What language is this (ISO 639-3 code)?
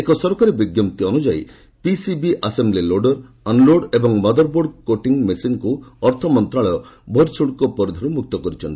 ori